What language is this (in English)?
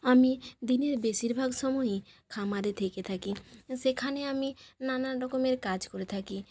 Bangla